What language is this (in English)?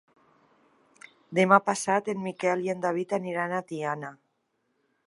Catalan